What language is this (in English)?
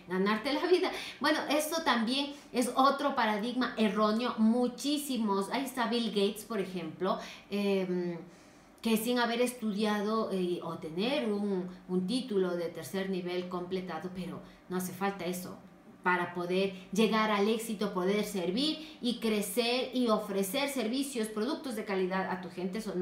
Spanish